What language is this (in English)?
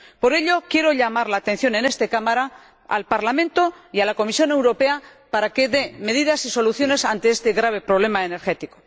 Spanish